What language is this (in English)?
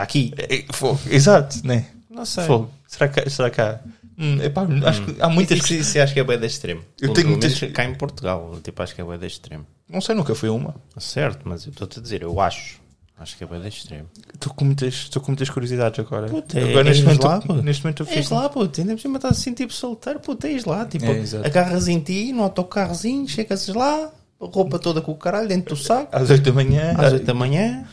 Portuguese